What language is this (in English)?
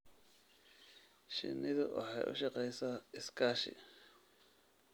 Somali